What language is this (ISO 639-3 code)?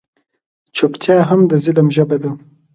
pus